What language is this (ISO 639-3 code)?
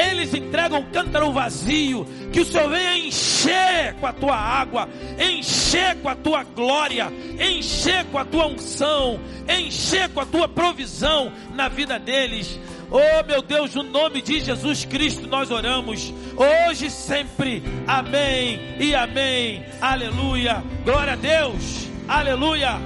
por